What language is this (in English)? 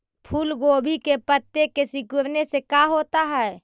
Magahi